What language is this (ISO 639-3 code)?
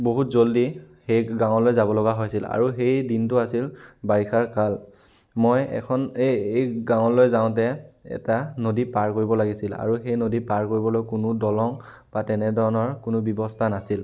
asm